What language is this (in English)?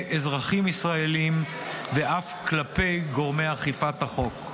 Hebrew